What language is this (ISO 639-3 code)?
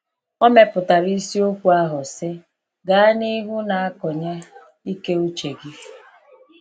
ibo